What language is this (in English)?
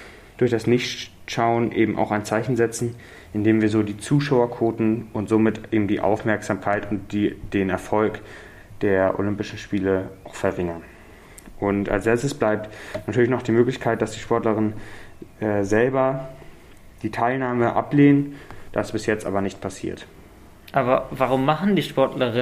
German